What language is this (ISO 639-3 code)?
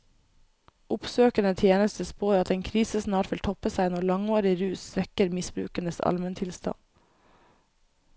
nor